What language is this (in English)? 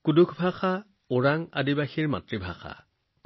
Assamese